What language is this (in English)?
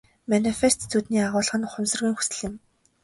Mongolian